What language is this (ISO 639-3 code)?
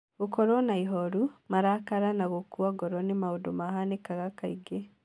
kik